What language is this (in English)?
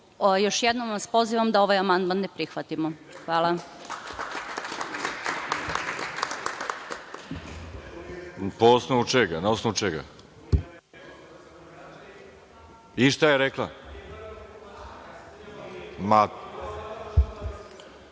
Serbian